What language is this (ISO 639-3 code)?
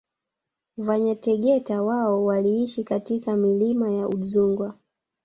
swa